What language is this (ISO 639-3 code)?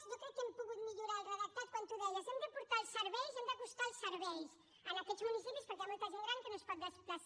cat